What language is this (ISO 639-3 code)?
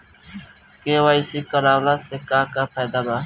bho